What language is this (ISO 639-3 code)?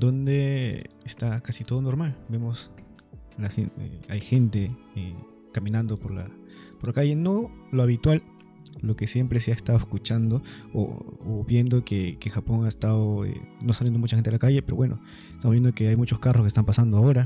spa